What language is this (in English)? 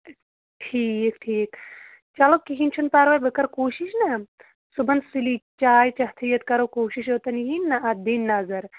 Kashmiri